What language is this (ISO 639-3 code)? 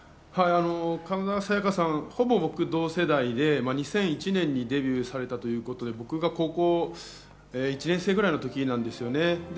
jpn